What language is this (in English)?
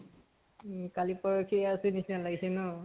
Assamese